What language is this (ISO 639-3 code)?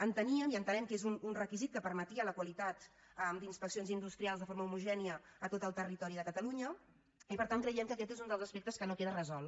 cat